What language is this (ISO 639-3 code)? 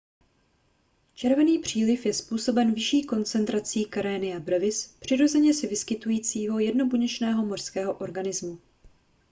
ces